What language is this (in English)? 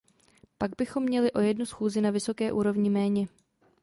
Czech